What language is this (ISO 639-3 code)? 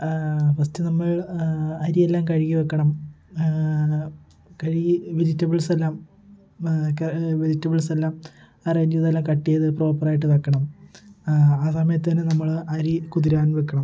mal